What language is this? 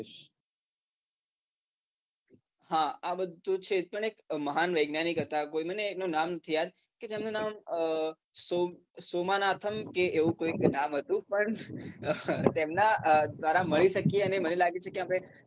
Gujarati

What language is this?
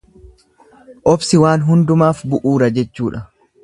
Oromo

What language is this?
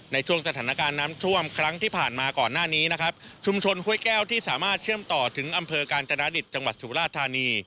Thai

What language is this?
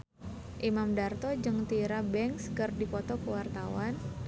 Sundanese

